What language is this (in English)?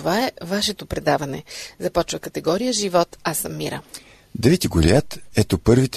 Bulgarian